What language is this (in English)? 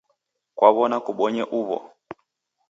Taita